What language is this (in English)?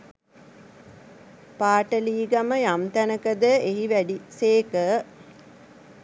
Sinhala